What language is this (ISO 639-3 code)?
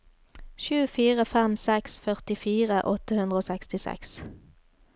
nor